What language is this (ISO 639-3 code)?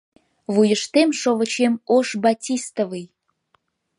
chm